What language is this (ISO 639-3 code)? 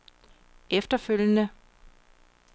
dan